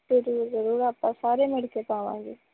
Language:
Punjabi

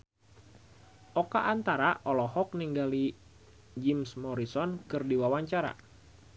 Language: Sundanese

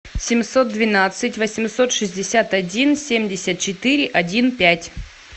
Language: Russian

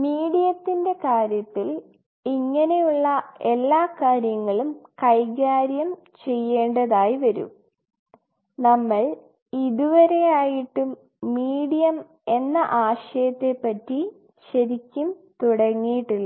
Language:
Malayalam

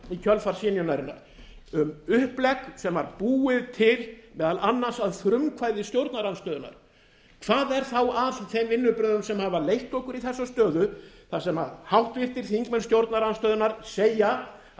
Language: Icelandic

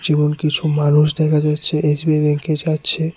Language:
Bangla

